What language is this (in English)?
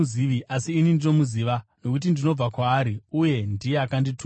Shona